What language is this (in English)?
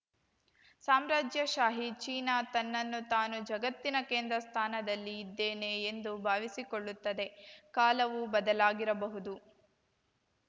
Kannada